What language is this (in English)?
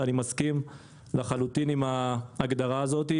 Hebrew